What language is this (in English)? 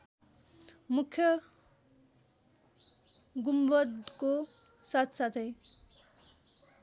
Nepali